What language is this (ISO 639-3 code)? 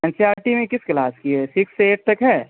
urd